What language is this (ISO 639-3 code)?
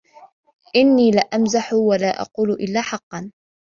ara